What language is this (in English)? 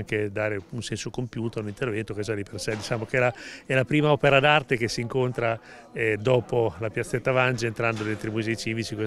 Italian